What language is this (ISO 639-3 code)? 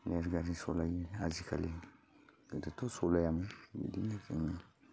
brx